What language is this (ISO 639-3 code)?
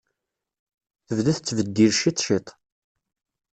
kab